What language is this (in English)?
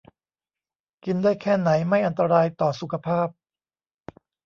Thai